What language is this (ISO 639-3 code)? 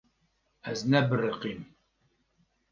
kur